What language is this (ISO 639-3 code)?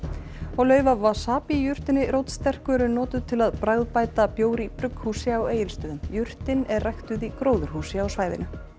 isl